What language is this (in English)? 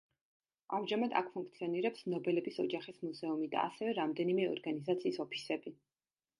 Georgian